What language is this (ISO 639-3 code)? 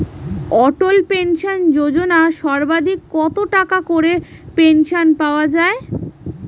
ben